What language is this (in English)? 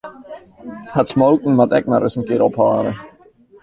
Western Frisian